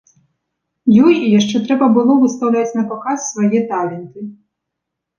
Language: Belarusian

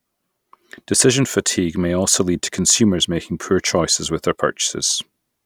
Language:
English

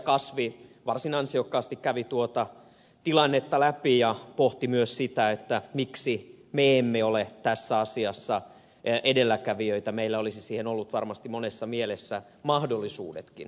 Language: Finnish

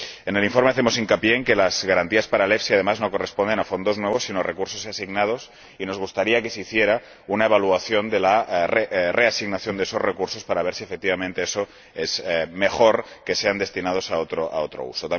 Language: Spanish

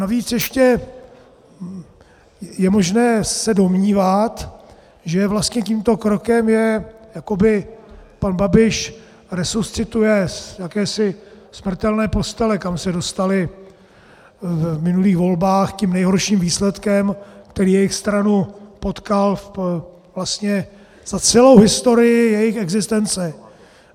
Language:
Czech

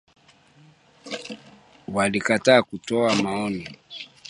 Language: Swahili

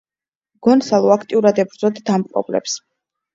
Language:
Georgian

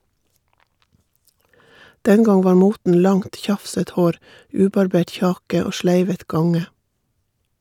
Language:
Norwegian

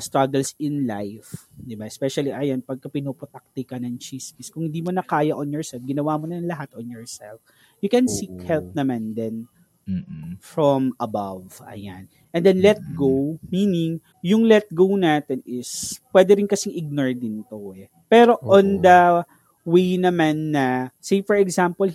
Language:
Filipino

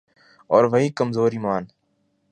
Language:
Urdu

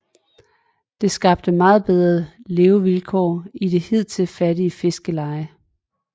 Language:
Danish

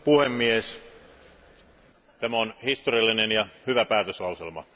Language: Finnish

